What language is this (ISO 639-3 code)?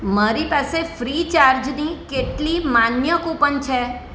guj